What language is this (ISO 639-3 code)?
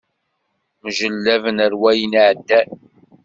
kab